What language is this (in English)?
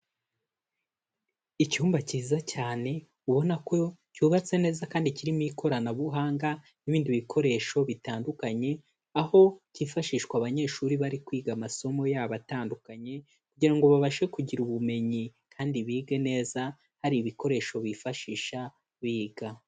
Kinyarwanda